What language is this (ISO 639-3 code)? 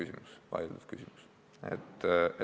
est